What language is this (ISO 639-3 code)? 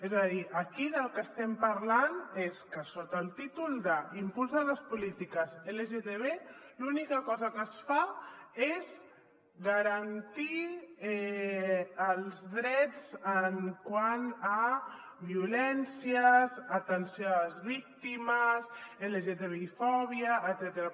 cat